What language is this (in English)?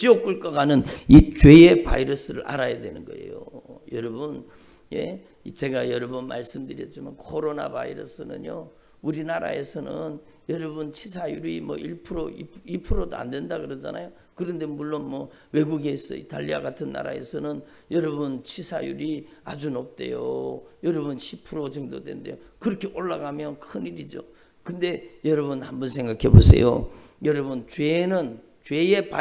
Korean